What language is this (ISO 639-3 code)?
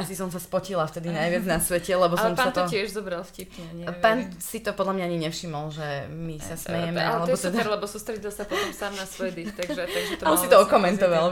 slk